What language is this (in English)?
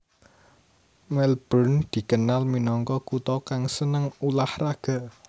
Javanese